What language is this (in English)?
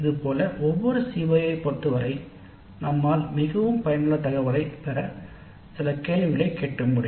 Tamil